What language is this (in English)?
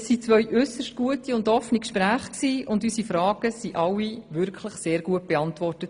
Swiss German